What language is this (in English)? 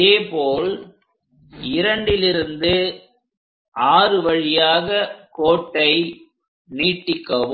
Tamil